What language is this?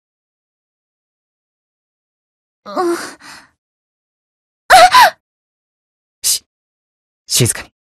Japanese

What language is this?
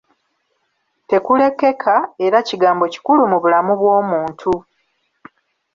Ganda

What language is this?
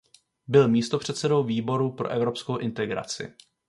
Czech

